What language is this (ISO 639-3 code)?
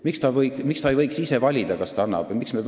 est